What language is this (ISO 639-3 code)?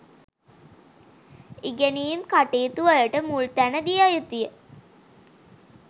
sin